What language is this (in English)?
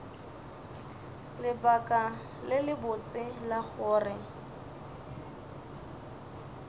Northern Sotho